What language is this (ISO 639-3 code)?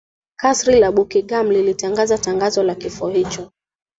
swa